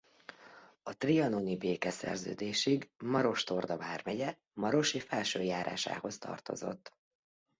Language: Hungarian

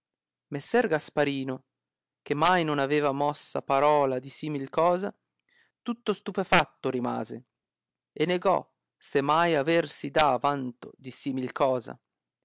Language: Italian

